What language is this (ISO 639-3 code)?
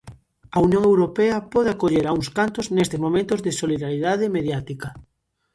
glg